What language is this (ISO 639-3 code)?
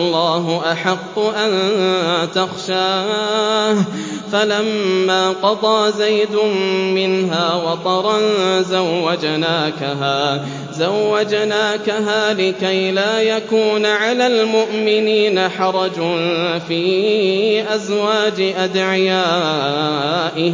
ara